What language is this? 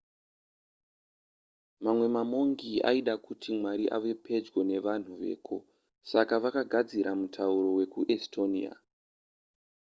Shona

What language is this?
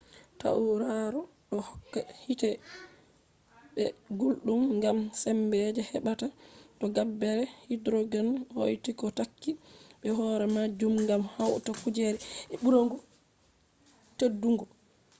Fula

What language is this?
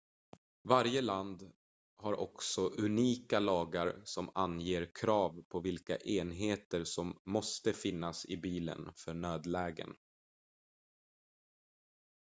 Swedish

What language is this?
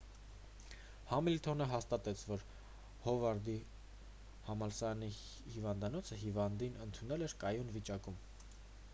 Armenian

